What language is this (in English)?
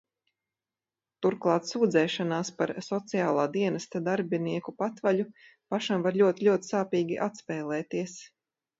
Latvian